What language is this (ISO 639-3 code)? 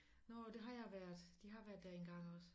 dan